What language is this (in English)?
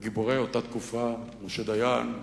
Hebrew